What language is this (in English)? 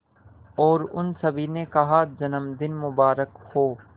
Hindi